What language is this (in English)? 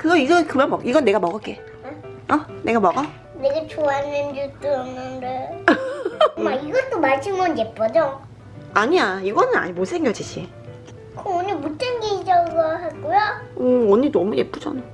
Korean